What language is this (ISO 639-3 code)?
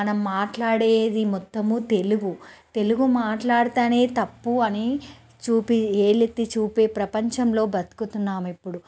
tel